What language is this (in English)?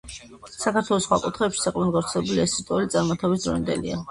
Georgian